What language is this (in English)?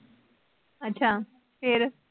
Punjabi